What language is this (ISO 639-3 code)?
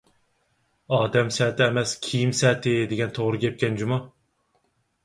uig